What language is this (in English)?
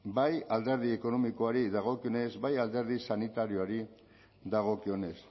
Basque